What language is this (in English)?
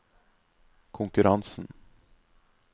Norwegian